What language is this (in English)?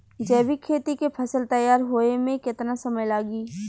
Bhojpuri